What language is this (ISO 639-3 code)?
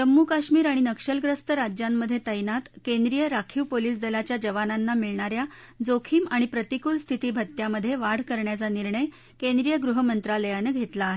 mar